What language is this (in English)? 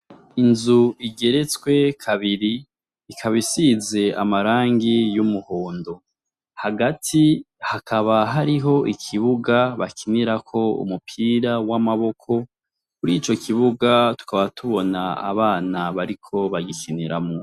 Rundi